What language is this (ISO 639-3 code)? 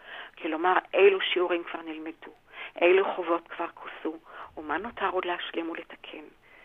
heb